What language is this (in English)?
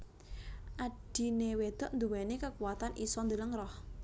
Javanese